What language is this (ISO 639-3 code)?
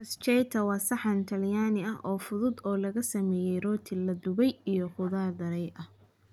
som